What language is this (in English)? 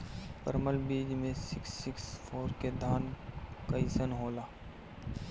Bhojpuri